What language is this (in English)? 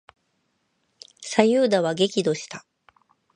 Japanese